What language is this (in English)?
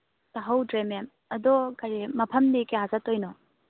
Manipuri